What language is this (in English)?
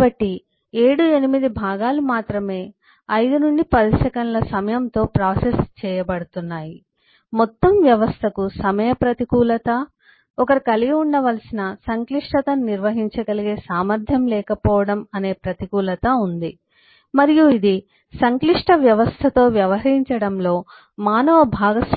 Telugu